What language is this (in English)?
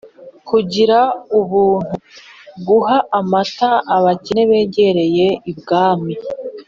Kinyarwanda